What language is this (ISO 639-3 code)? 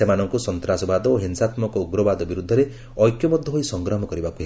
ori